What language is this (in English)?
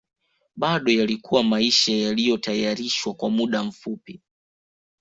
Swahili